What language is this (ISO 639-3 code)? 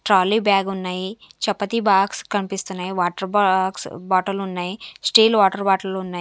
tel